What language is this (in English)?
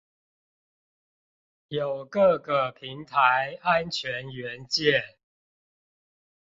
Chinese